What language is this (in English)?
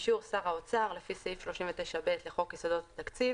Hebrew